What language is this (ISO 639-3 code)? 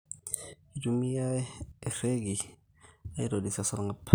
mas